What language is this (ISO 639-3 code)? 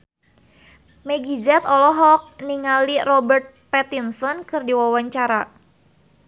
sun